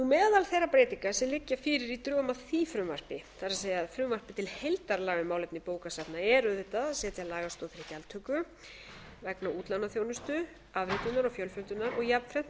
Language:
Icelandic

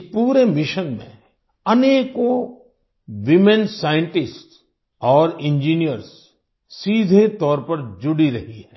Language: Hindi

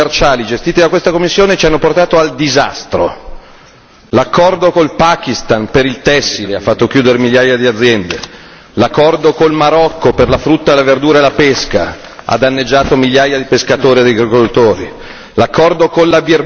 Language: Italian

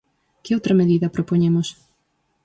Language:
Galician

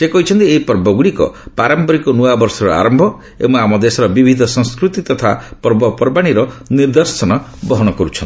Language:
Odia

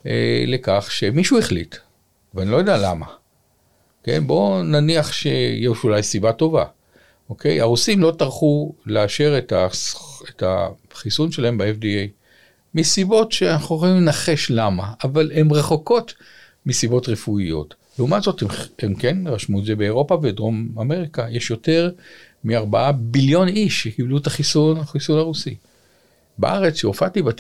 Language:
Hebrew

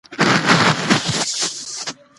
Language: Pashto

